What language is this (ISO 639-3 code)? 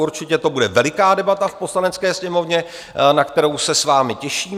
ces